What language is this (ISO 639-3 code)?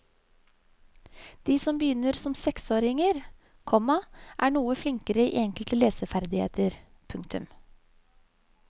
nor